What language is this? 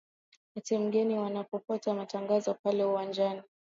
Swahili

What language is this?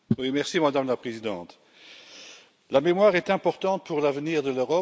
French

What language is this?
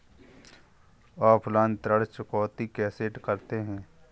Hindi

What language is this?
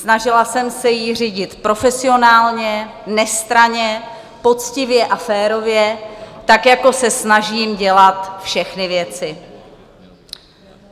Czech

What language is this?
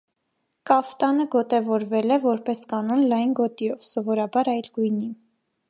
Armenian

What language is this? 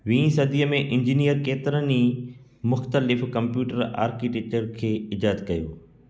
Sindhi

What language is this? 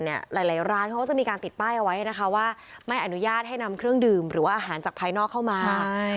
Thai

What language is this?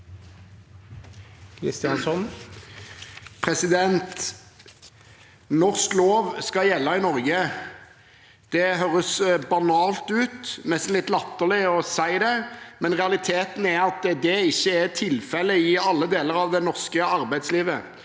Norwegian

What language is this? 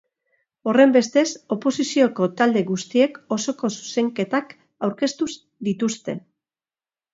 Basque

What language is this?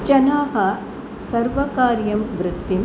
Sanskrit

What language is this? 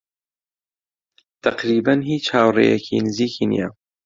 Central Kurdish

